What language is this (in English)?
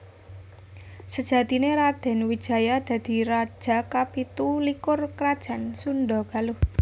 Javanese